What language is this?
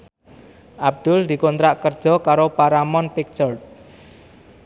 Javanese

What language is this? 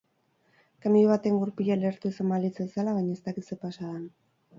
Basque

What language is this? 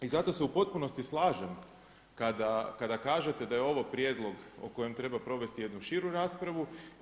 Croatian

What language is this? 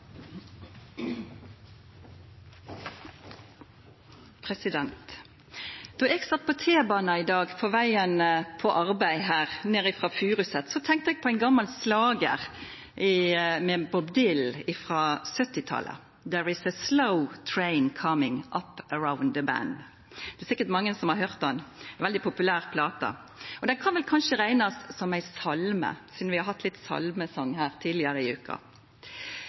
Norwegian Nynorsk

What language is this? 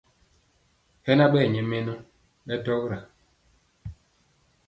Mpiemo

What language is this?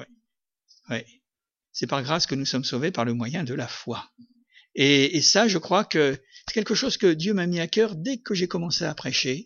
French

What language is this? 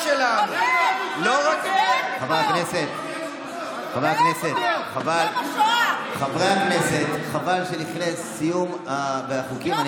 Hebrew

